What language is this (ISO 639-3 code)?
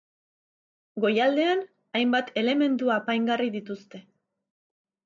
eus